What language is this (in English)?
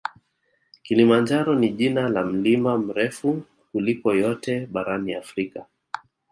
Swahili